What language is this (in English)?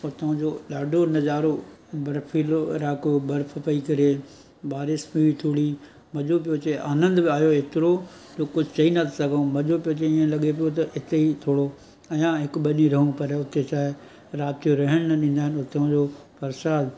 Sindhi